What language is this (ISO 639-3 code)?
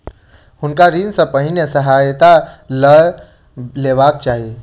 mai